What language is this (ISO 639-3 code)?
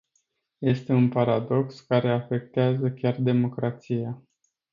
ron